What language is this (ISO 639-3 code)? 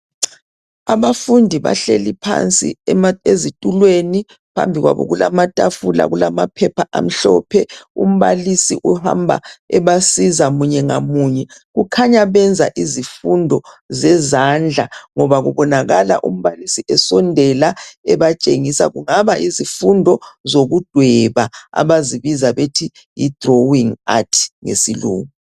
nde